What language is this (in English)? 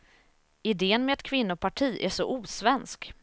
Swedish